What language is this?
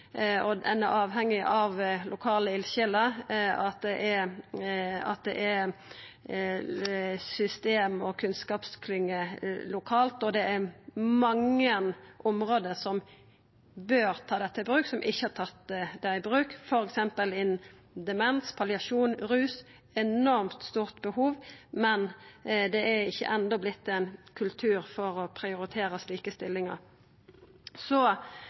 Norwegian Nynorsk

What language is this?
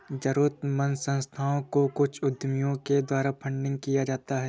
Hindi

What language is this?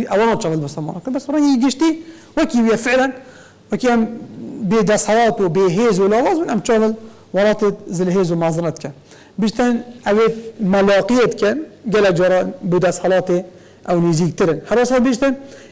Arabic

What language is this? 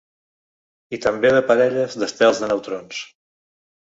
Catalan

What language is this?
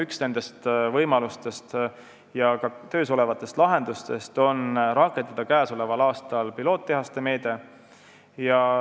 Estonian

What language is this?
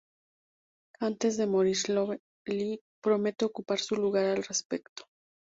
Spanish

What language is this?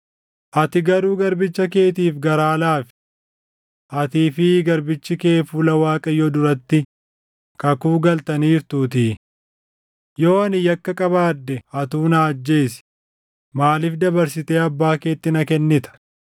Oromo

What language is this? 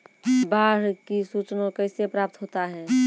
Maithili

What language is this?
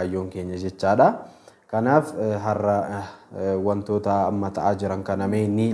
Arabic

